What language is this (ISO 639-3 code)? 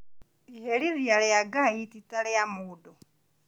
kik